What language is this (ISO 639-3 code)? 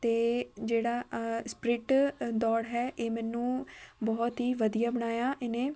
pan